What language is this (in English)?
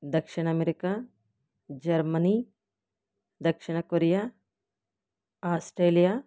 Telugu